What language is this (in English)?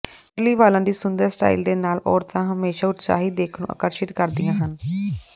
Punjabi